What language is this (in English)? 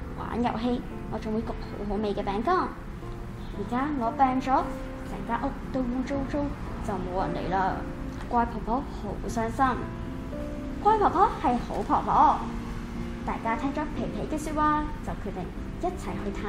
Chinese